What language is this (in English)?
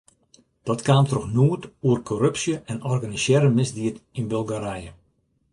Western Frisian